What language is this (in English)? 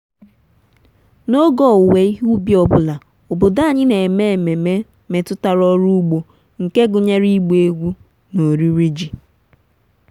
Igbo